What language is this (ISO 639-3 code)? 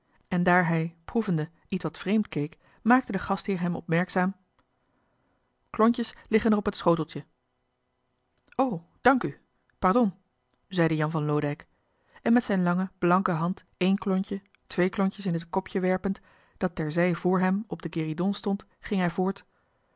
nld